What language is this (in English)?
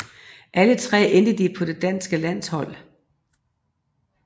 Danish